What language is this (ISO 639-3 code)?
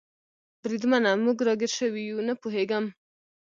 pus